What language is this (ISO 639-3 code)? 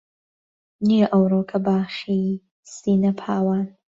ckb